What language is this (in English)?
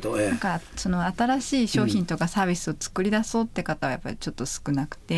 Japanese